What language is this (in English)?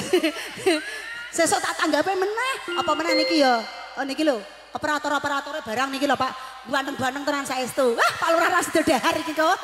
Indonesian